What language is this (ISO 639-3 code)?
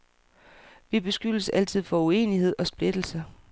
dan